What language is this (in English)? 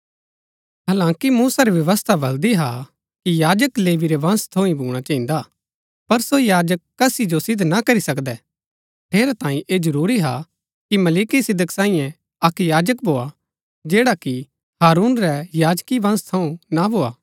Gaddi